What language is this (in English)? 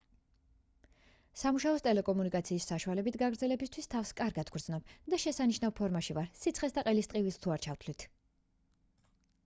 Georgian